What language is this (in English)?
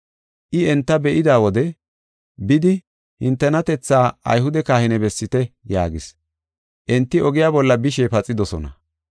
Gofa